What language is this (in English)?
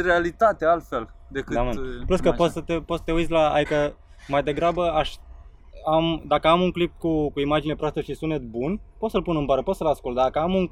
Romanian